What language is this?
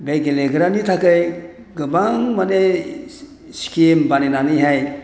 Bodo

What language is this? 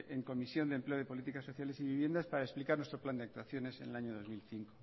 Spanish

